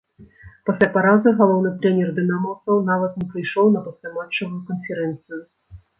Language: Belarusian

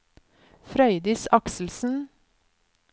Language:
Norwegian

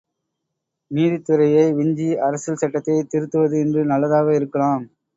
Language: Tamil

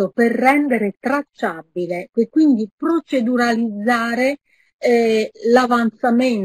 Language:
Italian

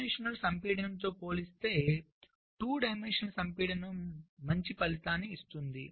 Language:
Telugu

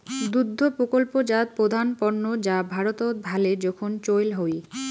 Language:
Bangla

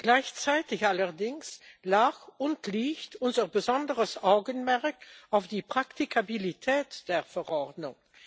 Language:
German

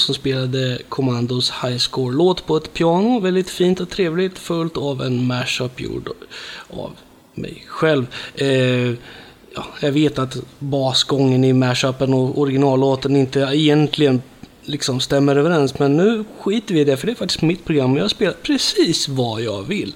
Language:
Swedish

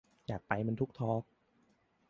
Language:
Thai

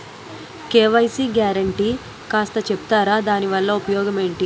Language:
Telugu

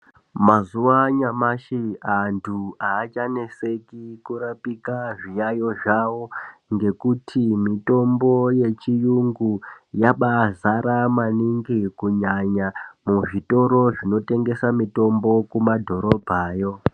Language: Ndau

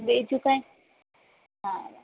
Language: Gujarati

